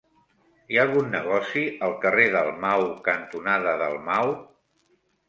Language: Catalan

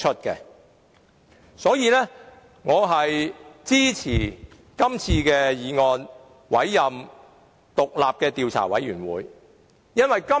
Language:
Cantonese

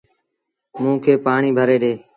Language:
Sindhi Bhil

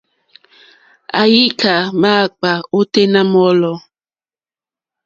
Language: Mokpwe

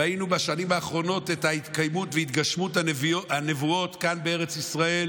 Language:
Hebrew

